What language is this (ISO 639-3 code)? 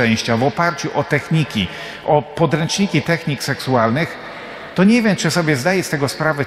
pol